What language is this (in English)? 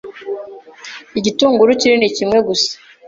Kinyarwanda